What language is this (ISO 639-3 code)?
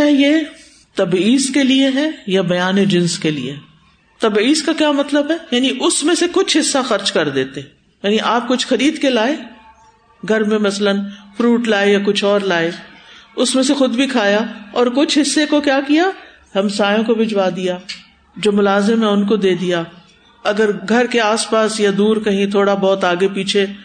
urd